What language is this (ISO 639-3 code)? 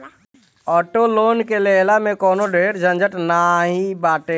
bho